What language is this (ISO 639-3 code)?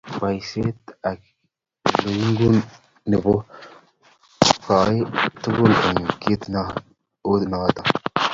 kln